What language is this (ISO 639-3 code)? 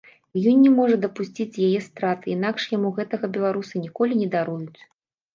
bel